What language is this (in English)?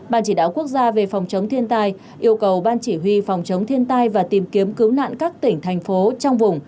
Vietnamese